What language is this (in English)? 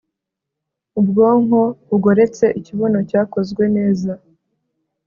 Kinyarwanda